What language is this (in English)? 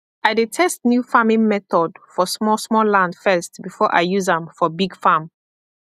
Nigerian Pidgin